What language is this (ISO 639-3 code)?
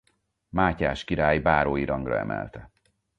hun